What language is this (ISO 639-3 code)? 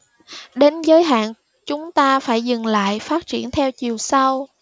vie